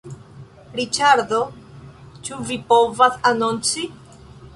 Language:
Esperanto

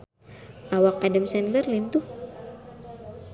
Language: Sundanese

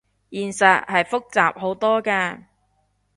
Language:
Cantonese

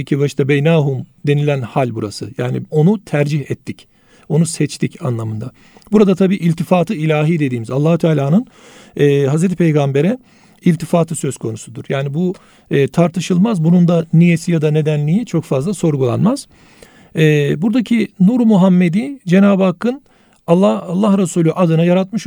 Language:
Turkish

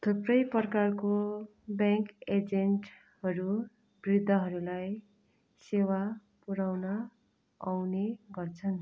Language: Nepali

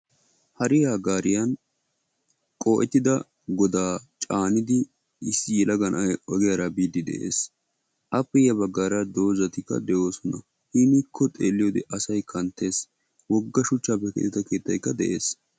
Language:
Wolaytta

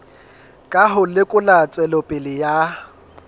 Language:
Southern Sotho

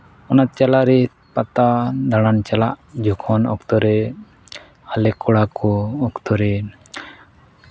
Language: Santali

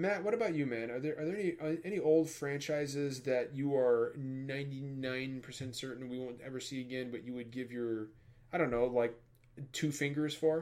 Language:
English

